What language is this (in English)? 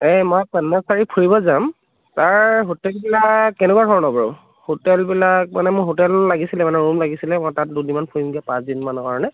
Assamese